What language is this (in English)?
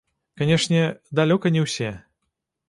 Belarusian